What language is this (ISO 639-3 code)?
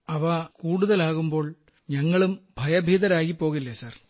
mal